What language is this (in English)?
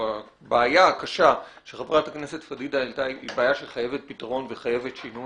Hebrew